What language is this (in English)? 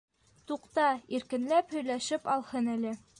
Bashkir